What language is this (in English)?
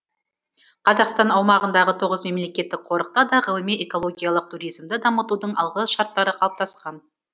Kazakh